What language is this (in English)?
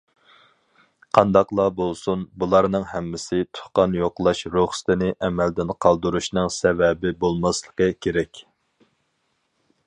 Uyghur